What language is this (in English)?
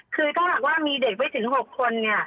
Thai